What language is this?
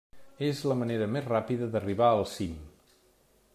Catalan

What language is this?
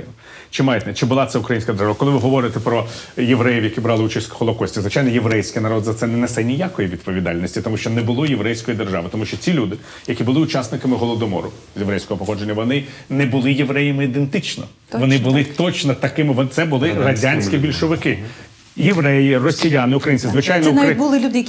Ukrainian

